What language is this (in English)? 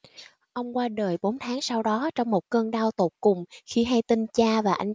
Vietnamese